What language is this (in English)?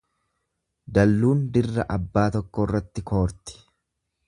Oromo